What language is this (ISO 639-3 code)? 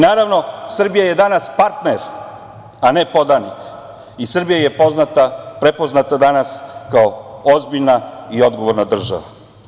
srp